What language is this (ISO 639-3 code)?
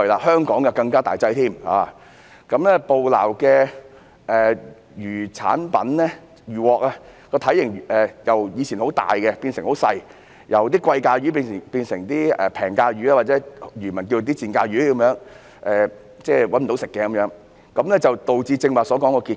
yue